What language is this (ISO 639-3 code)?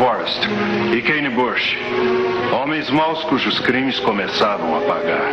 por